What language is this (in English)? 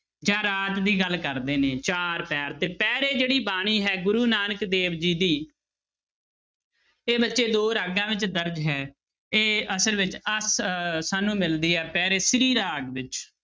Punjabi